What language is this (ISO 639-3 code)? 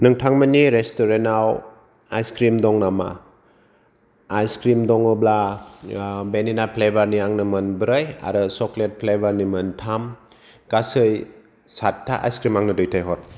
brx